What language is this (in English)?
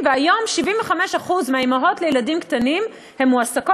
Hebrew